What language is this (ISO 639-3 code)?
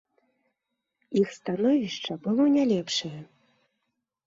bel